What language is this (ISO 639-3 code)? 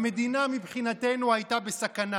heb